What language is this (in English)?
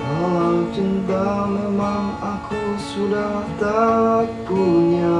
Indonesian